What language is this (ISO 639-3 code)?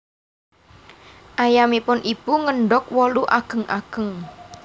jav